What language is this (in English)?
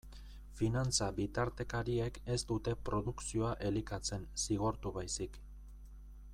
Basque